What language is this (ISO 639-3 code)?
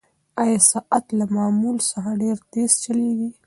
pus